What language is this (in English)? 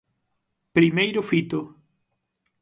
Galician